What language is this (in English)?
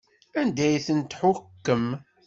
Kabyle